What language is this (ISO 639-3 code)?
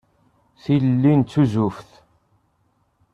kab